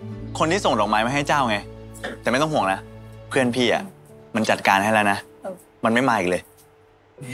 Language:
Thai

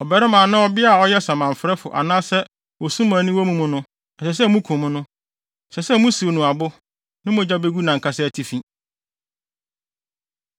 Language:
Akan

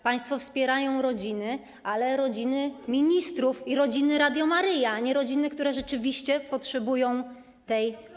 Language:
Polish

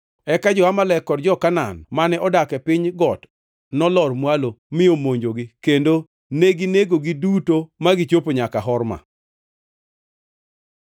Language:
Luo (Kenya and Tanzania)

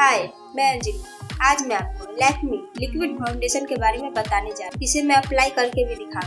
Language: Hindi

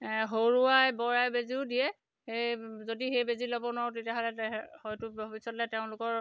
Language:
Assamese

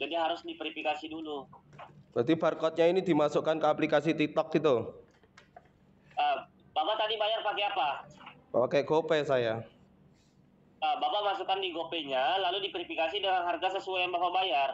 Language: Indonesian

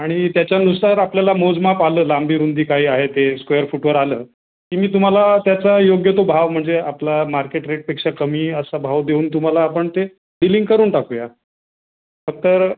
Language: Marathi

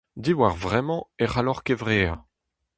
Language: Breton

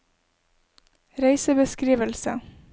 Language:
Norwegian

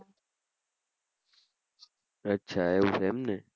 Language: Gujarati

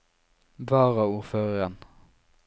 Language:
Norwegian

